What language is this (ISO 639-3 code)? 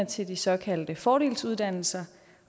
dan